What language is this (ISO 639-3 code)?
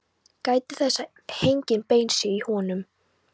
isl